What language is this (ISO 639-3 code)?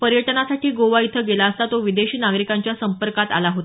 mar